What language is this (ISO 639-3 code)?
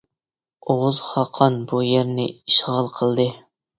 uig